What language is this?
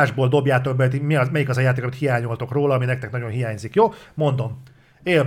Hungarian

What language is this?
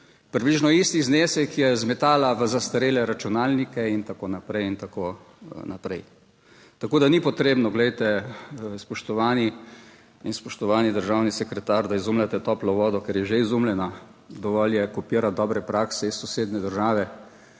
Slovenian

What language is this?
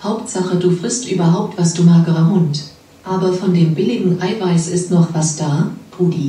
German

